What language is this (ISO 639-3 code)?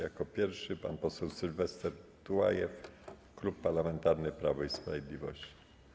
pol